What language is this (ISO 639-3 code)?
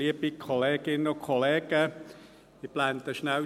gsw